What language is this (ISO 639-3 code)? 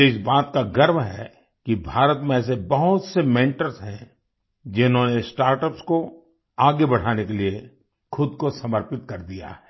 hin